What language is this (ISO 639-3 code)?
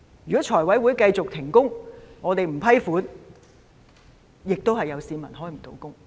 yue